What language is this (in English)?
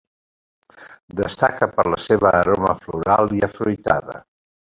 Catalan